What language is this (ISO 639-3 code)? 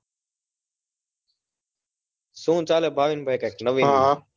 guj